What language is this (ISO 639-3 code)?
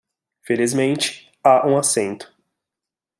por